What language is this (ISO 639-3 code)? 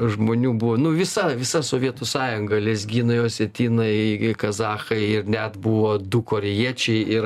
lit